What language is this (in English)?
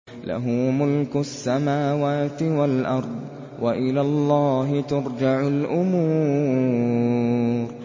Arabic